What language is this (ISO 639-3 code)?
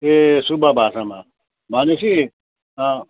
nep